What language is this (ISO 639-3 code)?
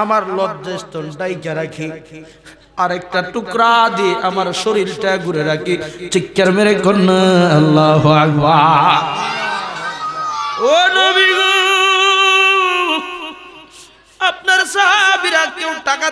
ara